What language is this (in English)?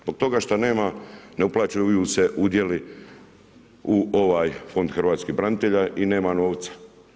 Croatian